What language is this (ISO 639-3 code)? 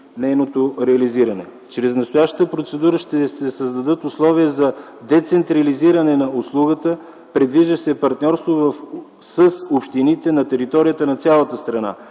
bul